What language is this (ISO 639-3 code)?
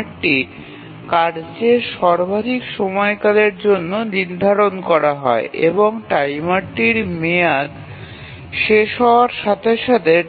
ben